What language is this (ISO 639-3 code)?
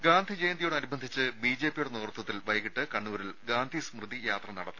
mal